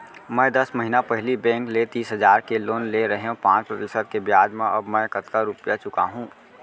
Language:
Chhattisgarhi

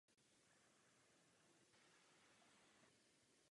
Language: Czech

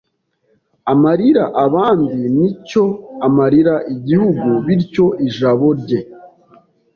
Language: Kinyarwanda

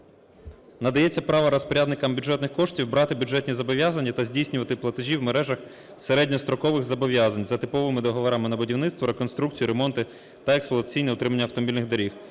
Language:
Ukrainian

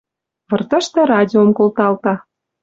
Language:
Western Mari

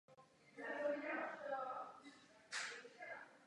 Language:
Czech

